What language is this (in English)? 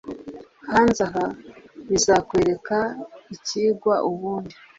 Kinyarwanda